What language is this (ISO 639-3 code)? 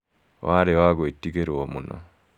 kik